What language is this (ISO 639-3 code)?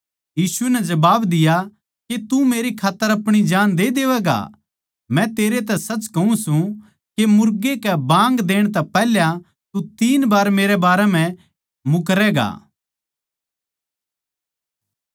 bgc